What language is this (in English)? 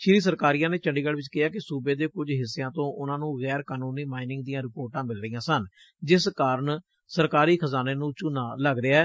Punjabi